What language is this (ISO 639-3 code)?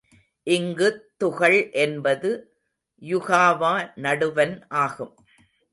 tam